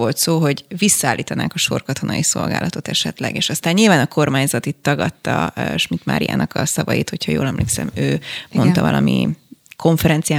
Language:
Hungarian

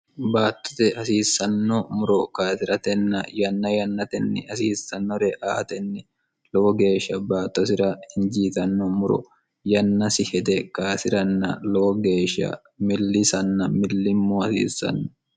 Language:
Sidamo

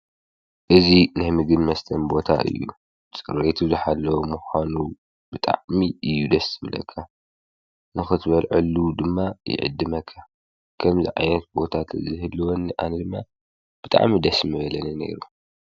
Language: Tigrinya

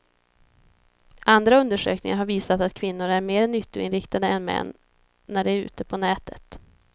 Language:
Swedish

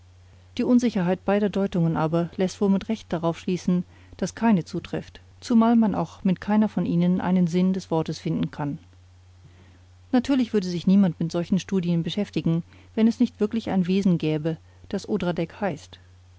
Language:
German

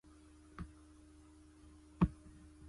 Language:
Chinese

